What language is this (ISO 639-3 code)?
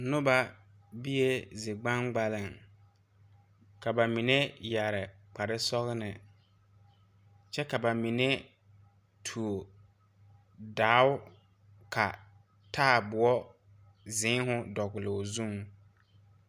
dga